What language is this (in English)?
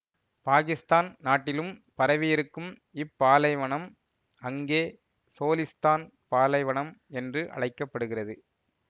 Tamil